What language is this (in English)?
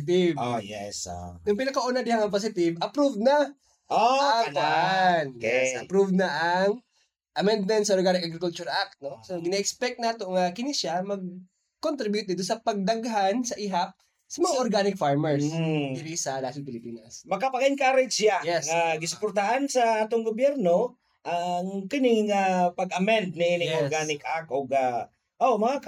Filipino